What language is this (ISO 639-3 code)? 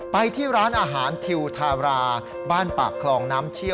tha